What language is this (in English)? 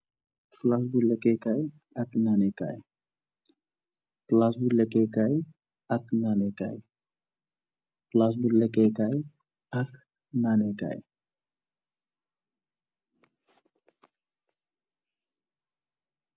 Wolof